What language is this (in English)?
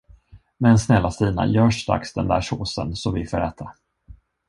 Swedish